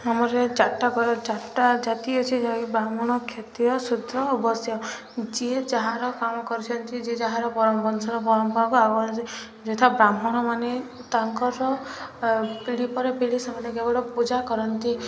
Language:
Odia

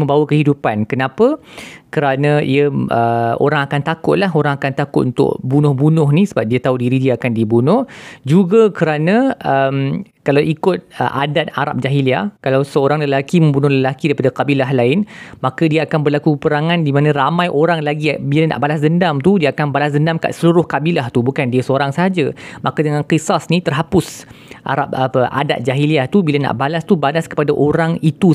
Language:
Malay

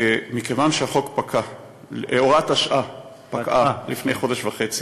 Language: Hebrew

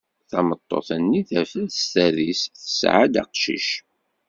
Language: Kabyle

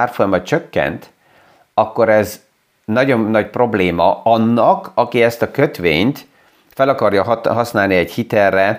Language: Hungarian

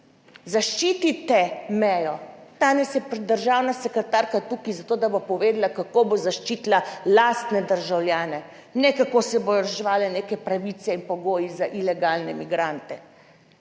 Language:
Slovenian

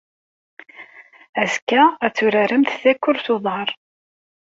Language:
Kabyle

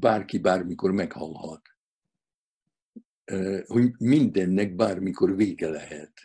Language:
Hungarian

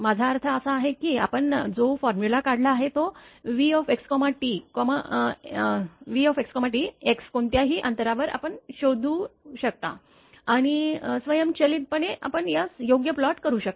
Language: Marathi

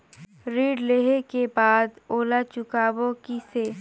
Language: Chhattisgarhi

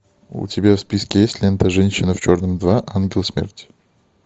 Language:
Russian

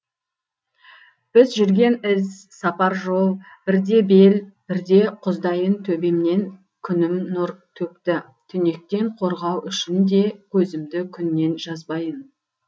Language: Kazakh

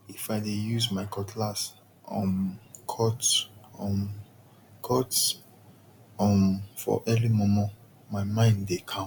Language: Nigerian Pidgin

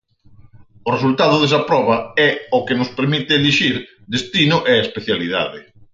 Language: Galician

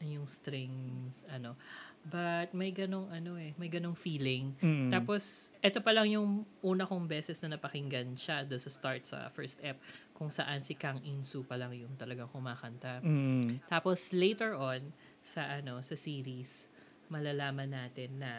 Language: Filipino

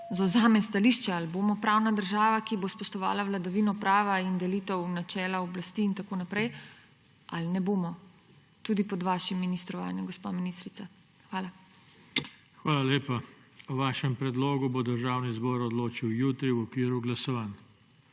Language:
Slovenian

